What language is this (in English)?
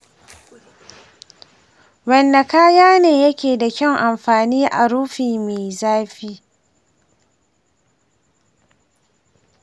Hausa